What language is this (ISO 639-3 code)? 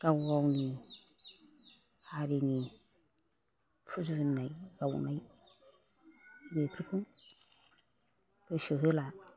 brx